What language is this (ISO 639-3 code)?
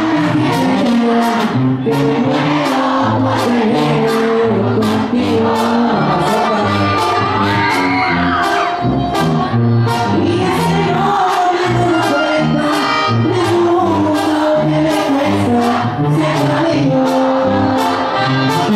tha